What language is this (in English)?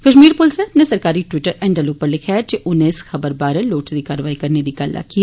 Dogri